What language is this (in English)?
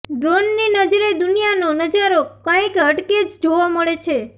Gujarati